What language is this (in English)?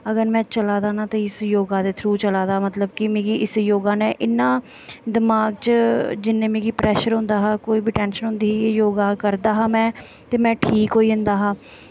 Dogri